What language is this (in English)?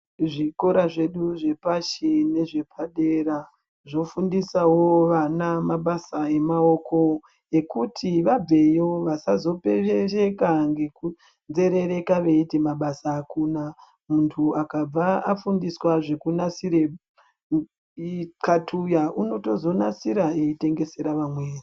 Ndau